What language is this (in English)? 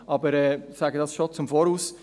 Swiss German